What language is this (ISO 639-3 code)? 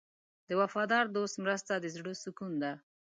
pus